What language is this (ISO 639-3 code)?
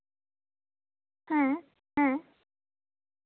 sat